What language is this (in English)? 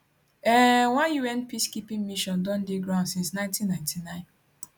Nigerian Pidgin